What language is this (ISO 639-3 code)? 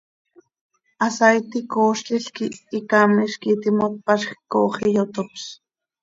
sei